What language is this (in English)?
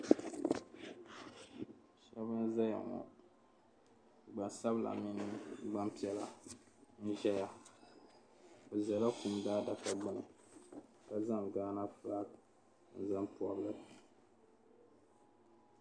Dagbani